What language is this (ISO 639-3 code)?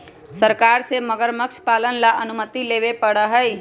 mag